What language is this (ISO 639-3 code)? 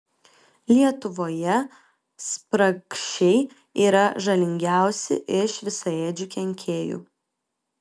lit